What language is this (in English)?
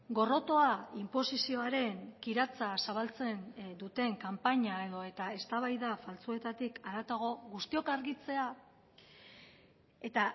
Basque